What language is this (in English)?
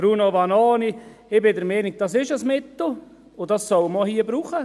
Swiss German